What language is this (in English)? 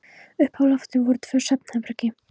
Icelandic